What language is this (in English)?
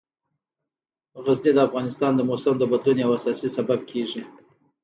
Pashto